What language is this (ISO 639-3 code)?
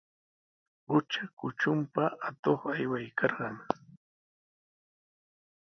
qws